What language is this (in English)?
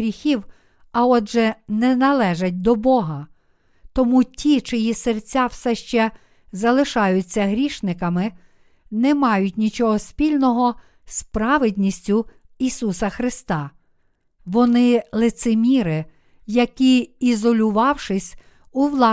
Ukrainian